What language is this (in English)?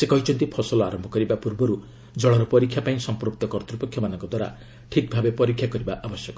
Odia